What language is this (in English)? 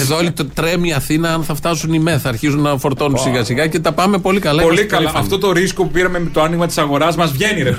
Greek